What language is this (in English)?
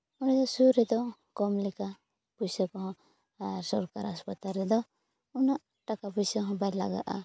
Santali